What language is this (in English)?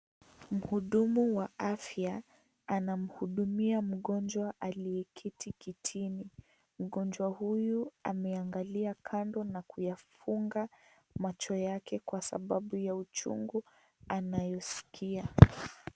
Swahili